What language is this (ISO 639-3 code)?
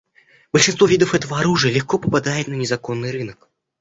rus